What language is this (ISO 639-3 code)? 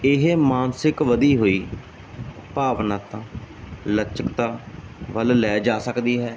pan